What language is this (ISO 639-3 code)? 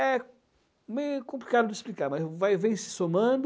por